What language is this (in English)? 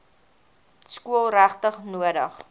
Afrikaans